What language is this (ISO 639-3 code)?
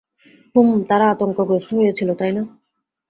ben